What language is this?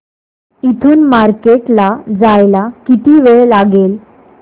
Marathi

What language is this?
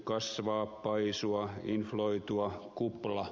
Finnish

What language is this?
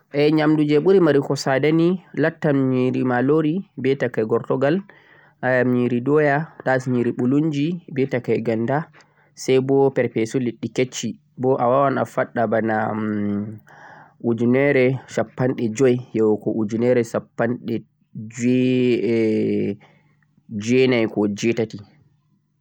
Central-Eastern Niger Fulfulde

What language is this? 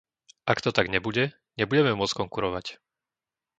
Slovak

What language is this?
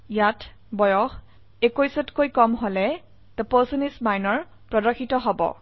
Assamese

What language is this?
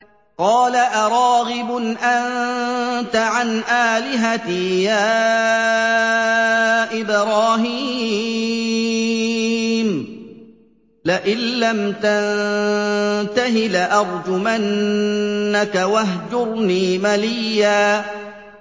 Arabic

